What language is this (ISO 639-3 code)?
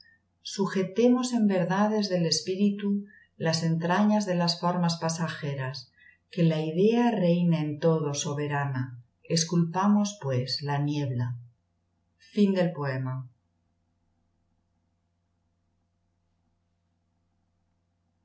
spa